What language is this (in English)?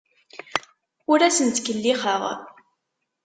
Kabyle